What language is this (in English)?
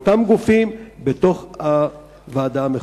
Hebrew